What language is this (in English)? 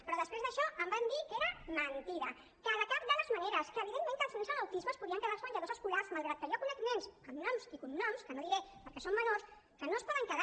Catalan